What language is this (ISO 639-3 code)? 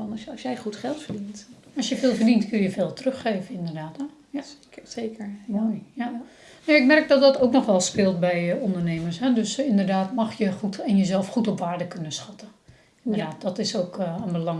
nld